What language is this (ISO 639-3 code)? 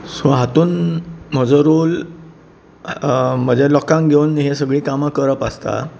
kok